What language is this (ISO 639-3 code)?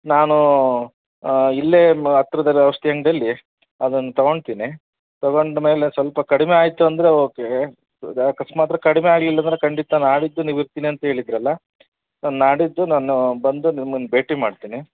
kan